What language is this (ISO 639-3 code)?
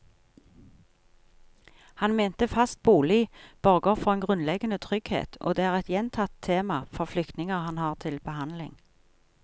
nor